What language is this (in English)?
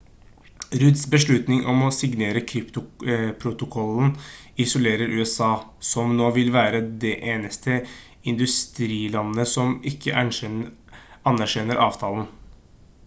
Norwegian Bokmål